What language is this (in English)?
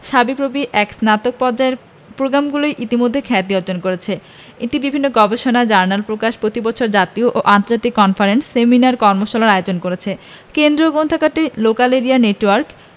Bangla